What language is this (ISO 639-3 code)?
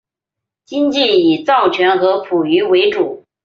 zho